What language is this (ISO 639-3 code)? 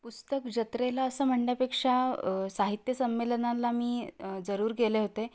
mar